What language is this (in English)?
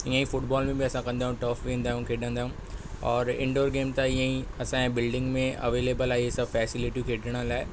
Sindhi